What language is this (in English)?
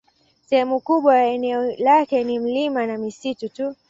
Swahili